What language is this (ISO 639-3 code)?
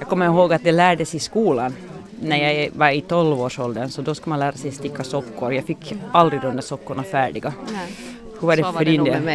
swe